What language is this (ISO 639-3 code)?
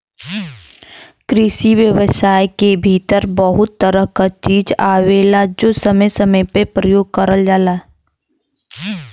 bho